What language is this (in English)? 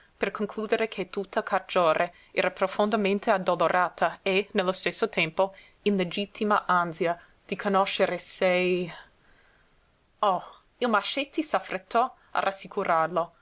Italian